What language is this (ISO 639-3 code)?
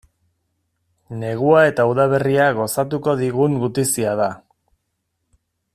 eus